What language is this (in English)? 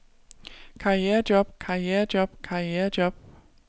Danish